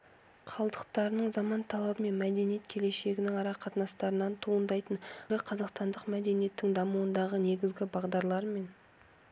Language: Kazakh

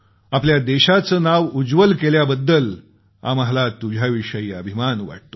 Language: Marathi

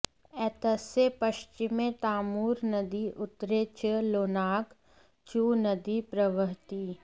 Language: Sanskrit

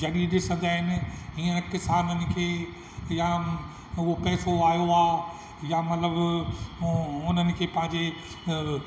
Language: Sindhi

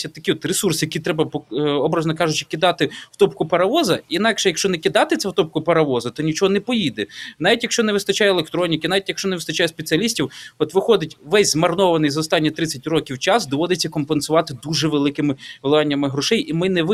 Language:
Ukrainian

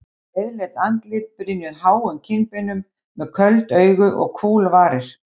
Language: Icelandic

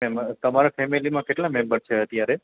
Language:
Gujarati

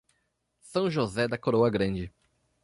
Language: Portuguese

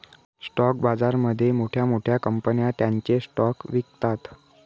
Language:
Marathi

